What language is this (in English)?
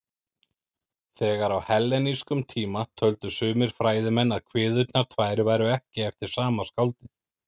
Icelandic